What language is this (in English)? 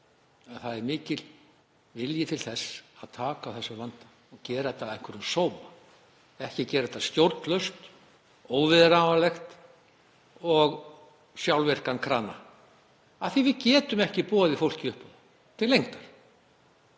Icelandic